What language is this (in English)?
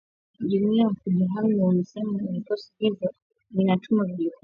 Swahili